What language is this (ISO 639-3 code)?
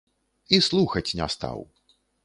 bel